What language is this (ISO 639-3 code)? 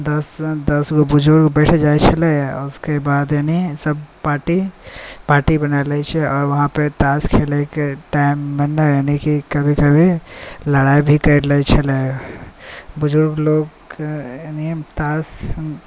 mai